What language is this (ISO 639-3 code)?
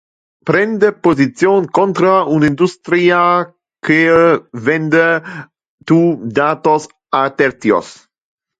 ina